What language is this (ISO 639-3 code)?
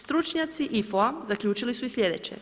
hrv